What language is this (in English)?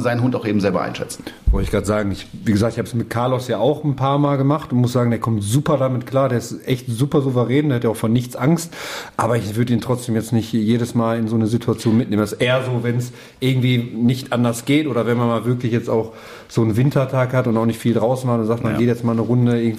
German